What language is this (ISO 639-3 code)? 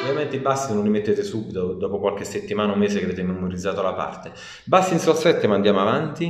ita